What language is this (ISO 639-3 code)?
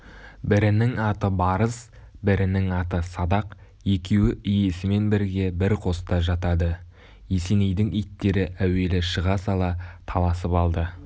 kaz